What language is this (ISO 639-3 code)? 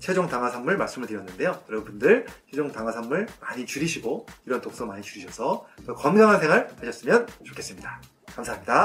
kor